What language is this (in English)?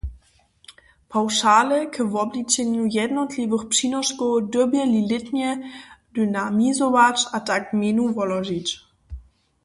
Upper Sorbian